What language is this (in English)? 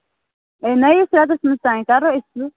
Kashmiri